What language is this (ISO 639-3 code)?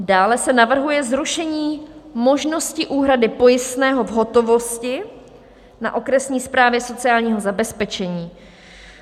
ces